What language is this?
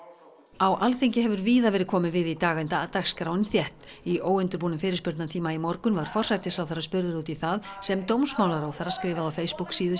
Icelandic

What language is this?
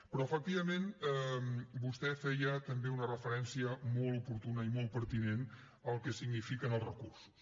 Catalan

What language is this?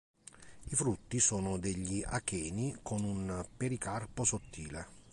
Italian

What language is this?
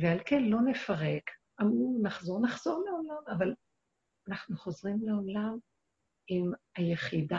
Hebrew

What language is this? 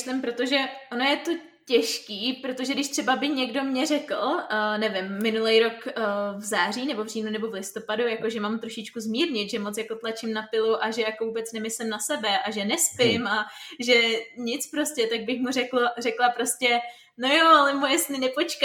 Czech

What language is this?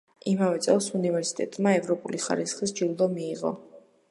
Georgian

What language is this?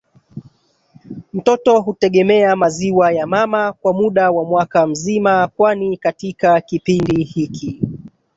Swahili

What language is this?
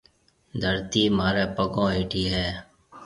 Marwari (Pakistan)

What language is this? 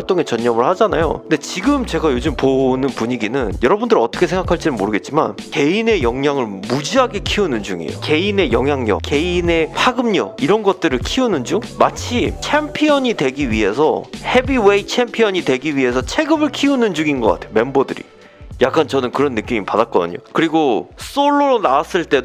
Korean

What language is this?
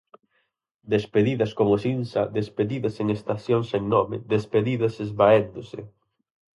Galician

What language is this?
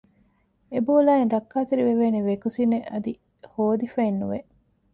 Divehi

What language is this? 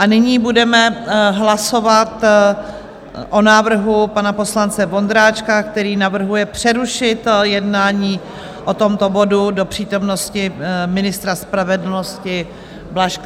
Czech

